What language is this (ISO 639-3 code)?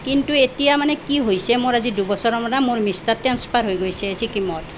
asm